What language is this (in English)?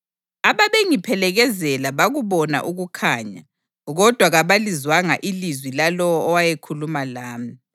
North Ndebele